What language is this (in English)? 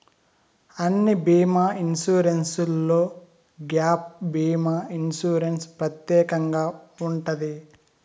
Telugu